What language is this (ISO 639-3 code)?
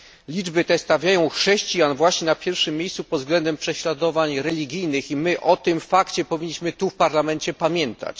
pol